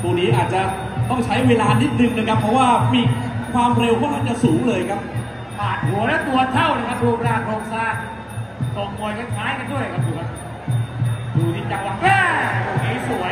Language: Thai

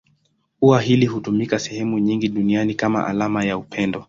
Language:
Swahili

